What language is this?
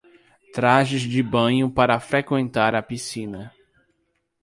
Portuguese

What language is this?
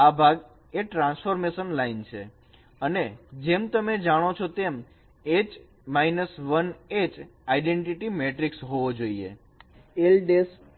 Gujarati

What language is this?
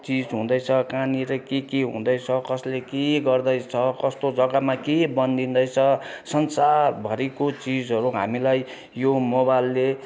Nepali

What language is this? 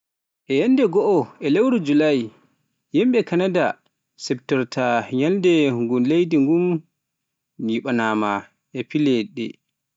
Pular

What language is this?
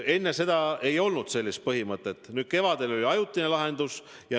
Estonian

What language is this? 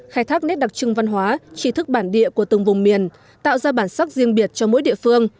Vietnamese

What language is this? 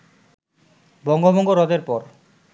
Bangla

